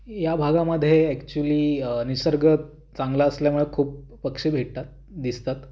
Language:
Marathi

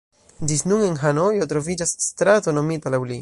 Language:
Esperanto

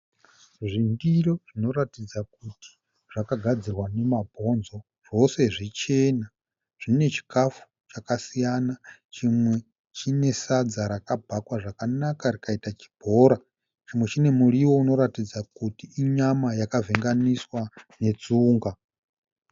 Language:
Shona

